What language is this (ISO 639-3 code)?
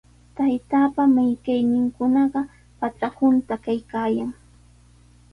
qws